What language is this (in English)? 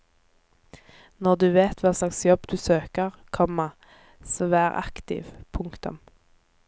Norwegian